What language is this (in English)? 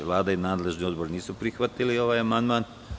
Serbian